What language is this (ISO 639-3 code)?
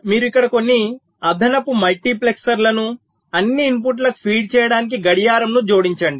tel